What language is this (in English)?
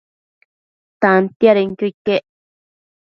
Matsés